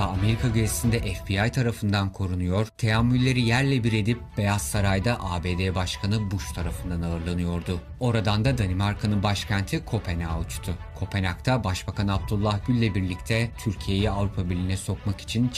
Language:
Turkish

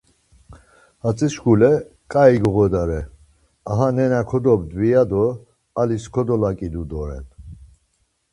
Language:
Laz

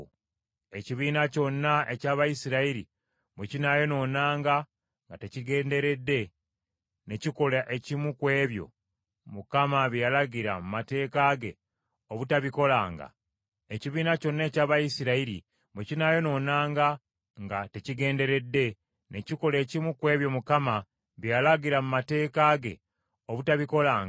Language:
Ganda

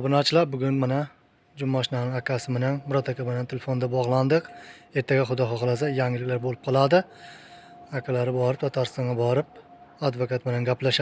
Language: Turkish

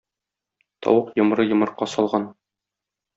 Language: Tatar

